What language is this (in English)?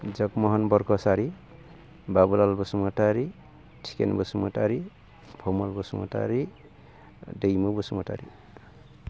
Bodo